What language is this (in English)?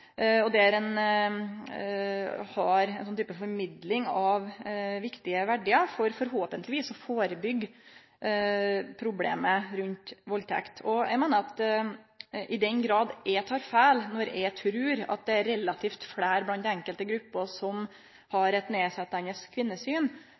Norwegian Nynorsk